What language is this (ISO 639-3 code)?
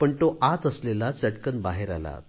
mar